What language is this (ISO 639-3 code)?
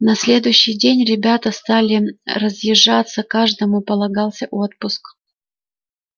rus